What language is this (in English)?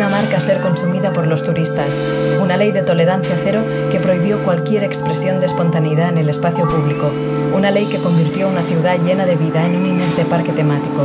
Spanish